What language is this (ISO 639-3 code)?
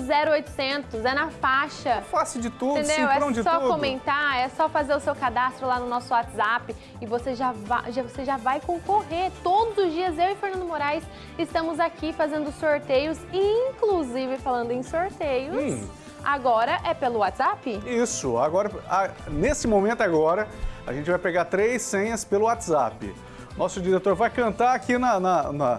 por